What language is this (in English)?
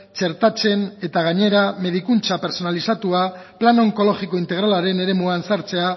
Basque